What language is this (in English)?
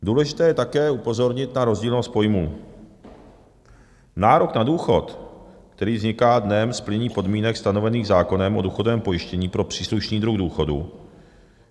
Czech